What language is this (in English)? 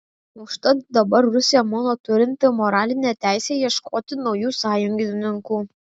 Lithuanian